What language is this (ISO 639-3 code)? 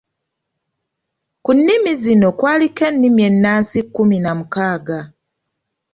lug